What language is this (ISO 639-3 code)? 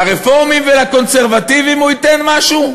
heb